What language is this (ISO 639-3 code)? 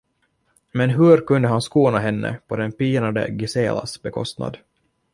swe